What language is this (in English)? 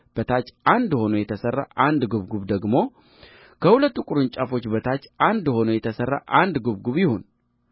Amharic